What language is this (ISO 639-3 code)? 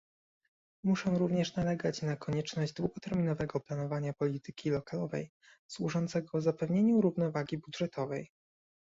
pol